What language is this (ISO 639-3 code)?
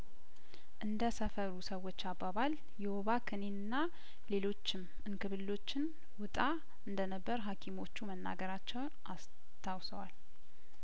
amh